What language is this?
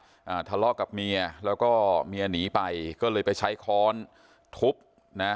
Thai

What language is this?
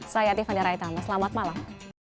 Indonesian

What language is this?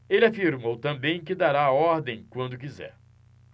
Portuguese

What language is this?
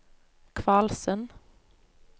Norwegian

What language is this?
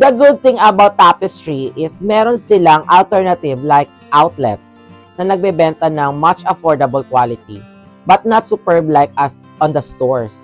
Filipino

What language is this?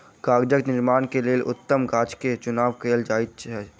Maithili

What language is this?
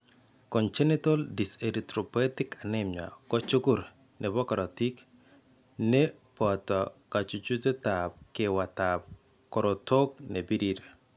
Kalenjin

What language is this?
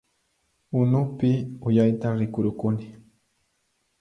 Puno Quechua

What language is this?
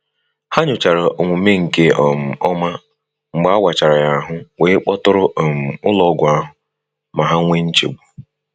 Igbo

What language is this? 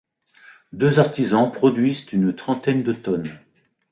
French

